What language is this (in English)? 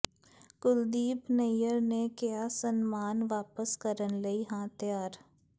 Punjabi